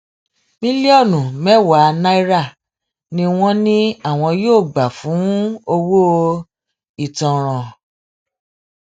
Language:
Yoruba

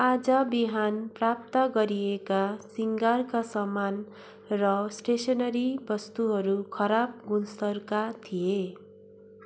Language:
Nepali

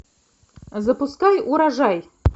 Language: Russian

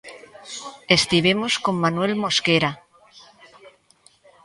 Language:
Galician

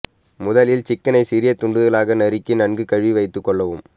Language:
Tamil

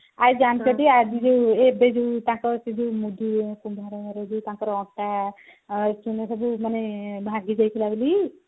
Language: Odia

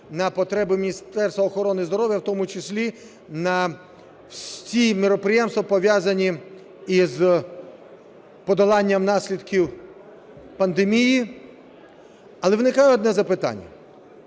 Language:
Ukrainian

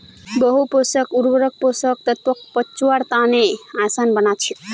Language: Magahi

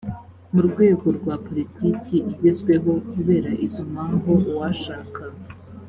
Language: Kinyarwanda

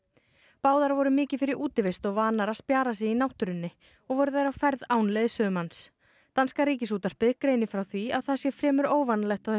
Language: Icelandic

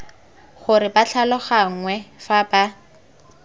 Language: Tswana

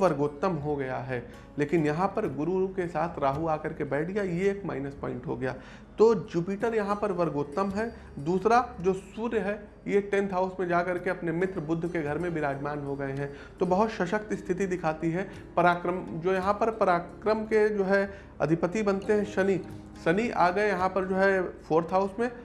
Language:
Hindi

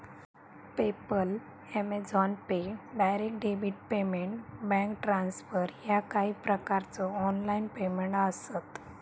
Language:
Marathi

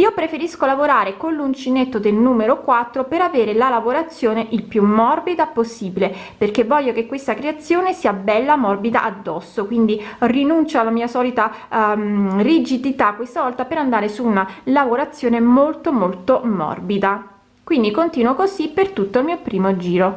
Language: Italian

